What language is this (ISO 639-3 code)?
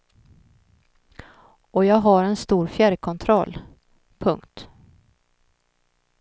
swe